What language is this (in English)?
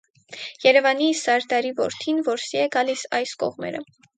Armenian